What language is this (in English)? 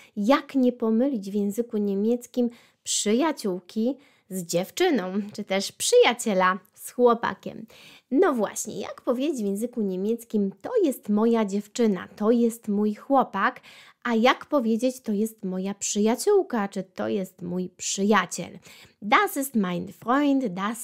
Polish